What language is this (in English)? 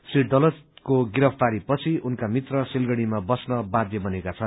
Nepali